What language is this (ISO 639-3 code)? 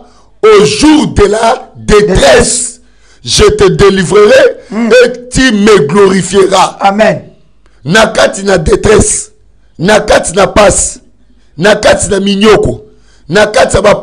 fra